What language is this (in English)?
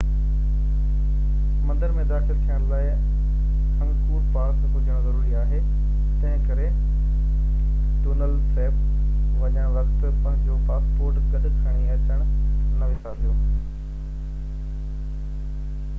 Sindhi